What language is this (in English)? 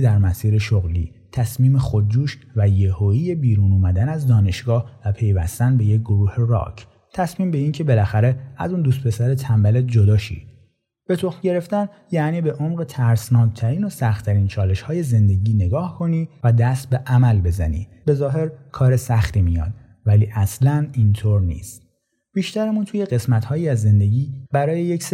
Persian